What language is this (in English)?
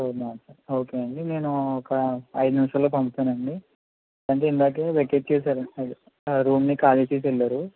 Telugu